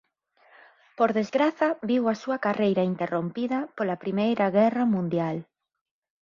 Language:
Galician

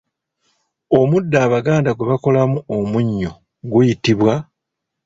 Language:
Ganda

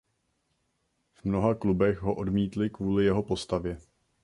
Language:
Czech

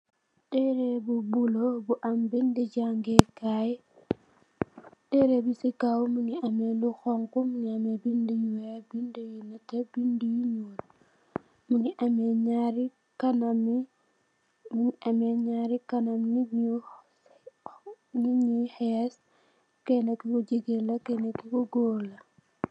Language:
Wolof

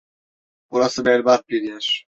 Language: Turkish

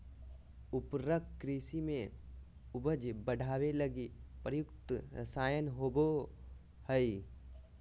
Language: Magahi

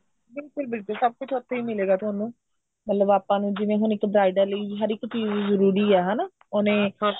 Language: Punjabi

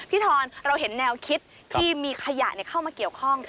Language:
Thai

